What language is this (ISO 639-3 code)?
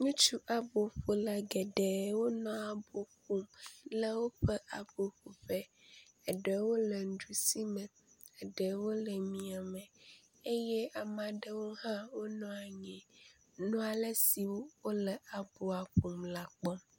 ewe